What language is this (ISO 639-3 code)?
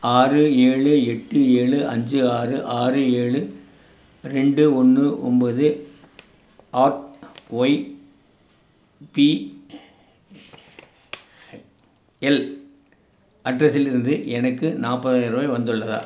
tam